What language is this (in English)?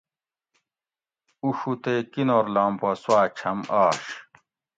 Gawri